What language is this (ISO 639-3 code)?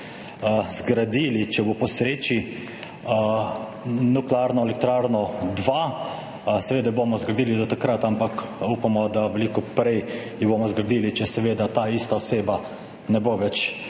slv